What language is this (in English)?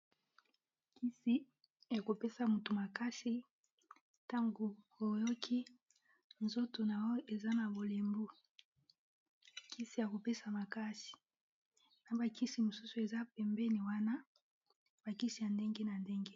Lingala